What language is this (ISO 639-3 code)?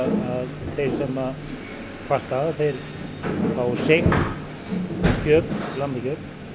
isl